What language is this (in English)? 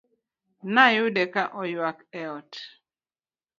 Luo (Kenya and Tanzania)